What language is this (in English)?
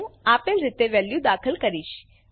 Gujarati